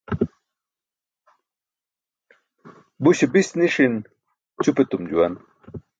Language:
Burushaski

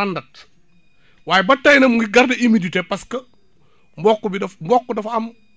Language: Wolof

